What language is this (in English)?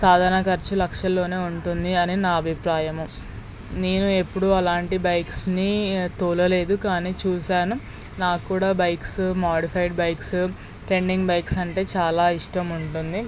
Telugu